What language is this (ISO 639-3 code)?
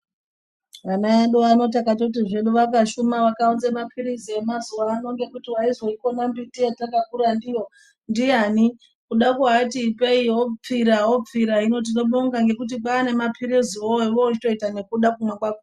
ndc